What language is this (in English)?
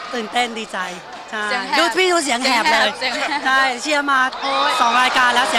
Thai